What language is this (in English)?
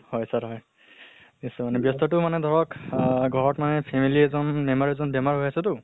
Assamese